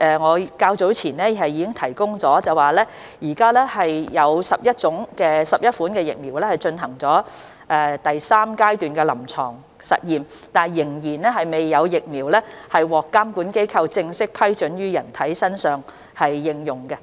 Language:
Cantonese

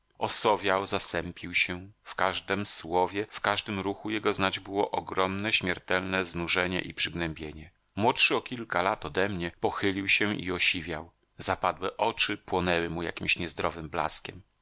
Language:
Polish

